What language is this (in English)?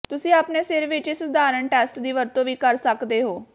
Punjabi